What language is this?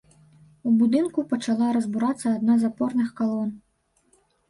Belarusian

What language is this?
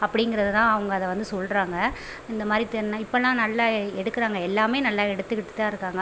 Tamil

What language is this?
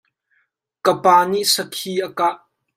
Hakha Chin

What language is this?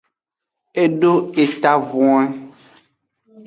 Aja (Benin)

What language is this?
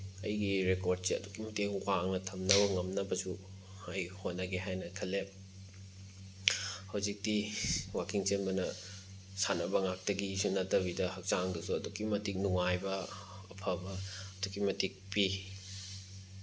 Manipuri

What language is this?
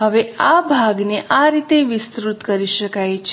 Gujarati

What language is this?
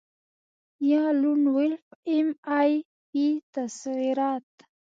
Pashto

